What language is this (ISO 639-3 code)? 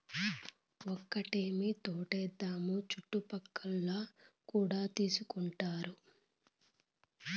tel